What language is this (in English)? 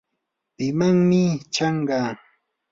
Yanahuanca Pasco Quechua